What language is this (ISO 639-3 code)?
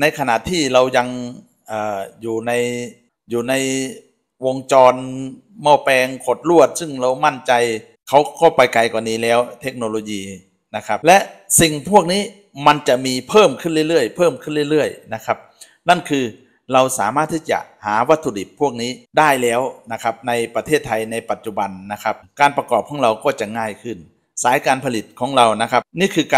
tha